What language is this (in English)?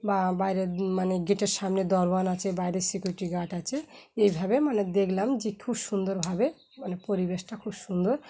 Bangla